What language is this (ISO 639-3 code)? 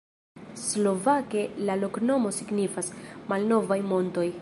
epo